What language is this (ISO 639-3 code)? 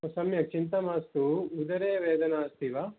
san